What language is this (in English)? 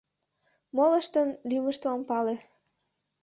Mari